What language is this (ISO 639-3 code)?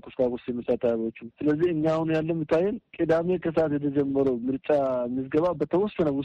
amh